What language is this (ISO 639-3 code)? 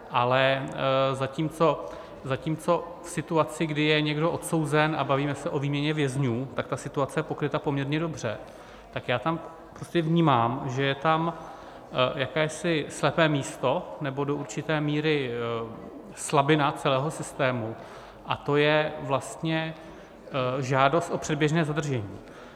ces